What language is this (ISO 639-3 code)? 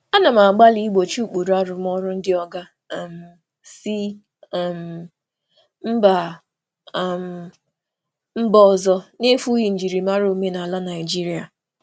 ibo